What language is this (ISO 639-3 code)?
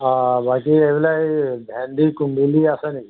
asm